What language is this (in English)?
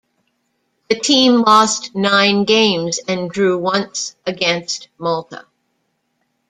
English